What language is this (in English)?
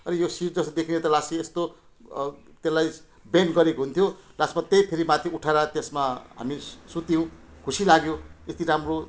Nepali